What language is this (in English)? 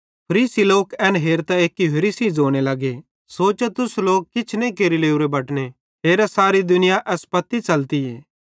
Bhadrawahi